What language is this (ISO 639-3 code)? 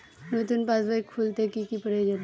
ben